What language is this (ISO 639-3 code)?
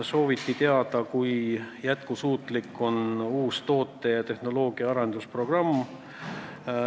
est